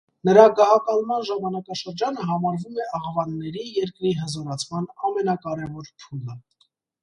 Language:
Armenian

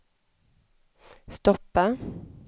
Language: Swedish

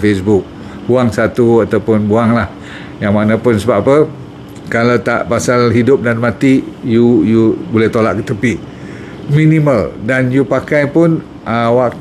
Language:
Malay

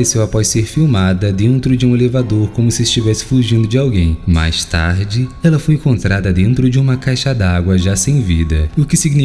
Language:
Portuguese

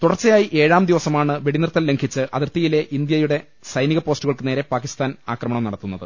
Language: Malayalam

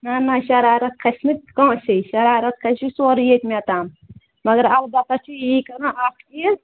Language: Kashmiri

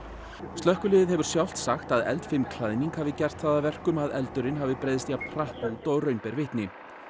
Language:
Icelandic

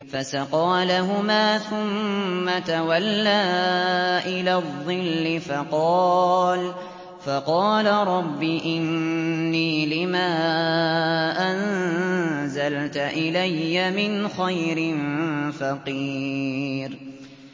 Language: Arabic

